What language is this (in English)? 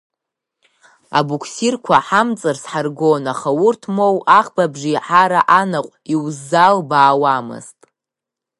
Abkhazian